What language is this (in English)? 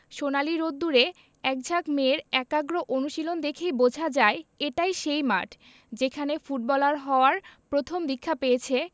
Bangla